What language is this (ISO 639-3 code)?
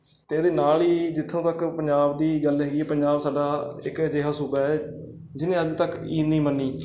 pan